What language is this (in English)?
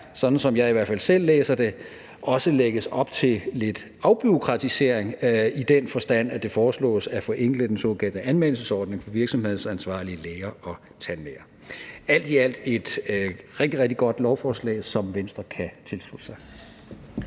Danish